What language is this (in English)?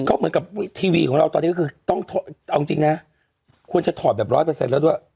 Thai